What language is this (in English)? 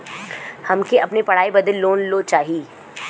Bhojpuri